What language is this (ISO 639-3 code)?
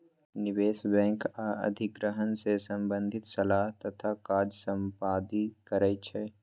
mag